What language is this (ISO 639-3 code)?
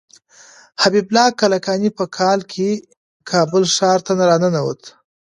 pus